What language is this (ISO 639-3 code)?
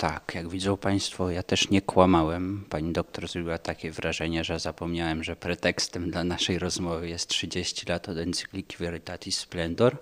pol